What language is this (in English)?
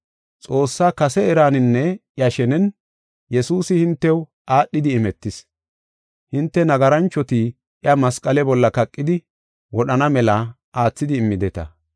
Gofa